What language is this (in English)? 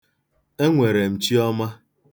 Igbo